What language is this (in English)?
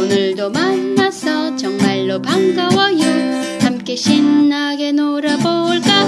Korean